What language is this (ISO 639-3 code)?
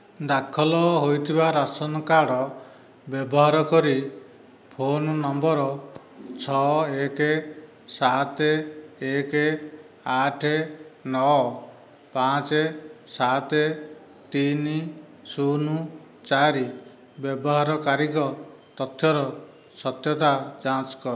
ori